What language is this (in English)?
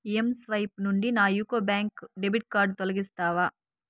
Telugu